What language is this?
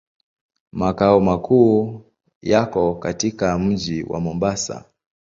Swahili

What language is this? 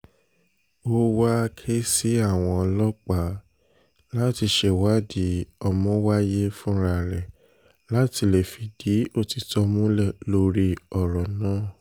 Yoruba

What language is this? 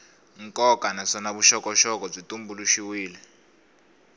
Tsonga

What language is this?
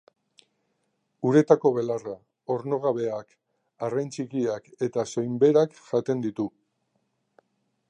Basque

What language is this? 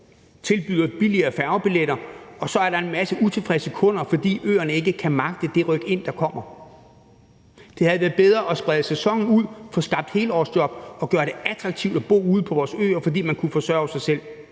Danish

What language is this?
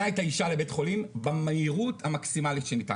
Hebrew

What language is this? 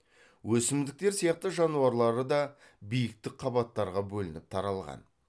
Kazakh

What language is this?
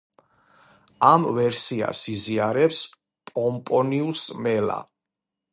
Georgian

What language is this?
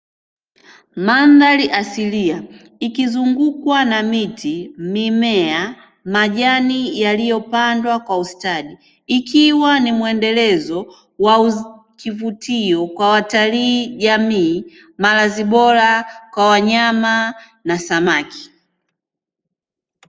Swahili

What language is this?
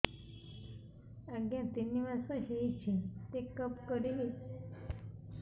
Odia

